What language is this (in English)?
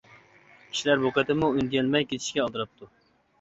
Uyghur